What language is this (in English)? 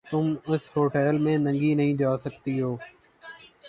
Urdu